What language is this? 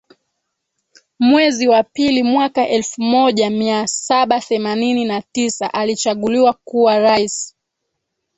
Swahili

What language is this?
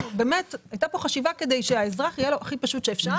Hebrew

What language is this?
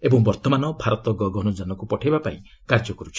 Odia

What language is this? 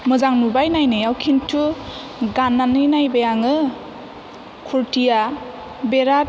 Bodo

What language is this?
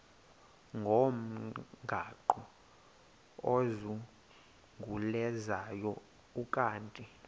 Xhosa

